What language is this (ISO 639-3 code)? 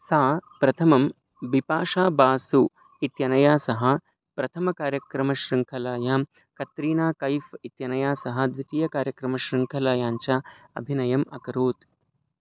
san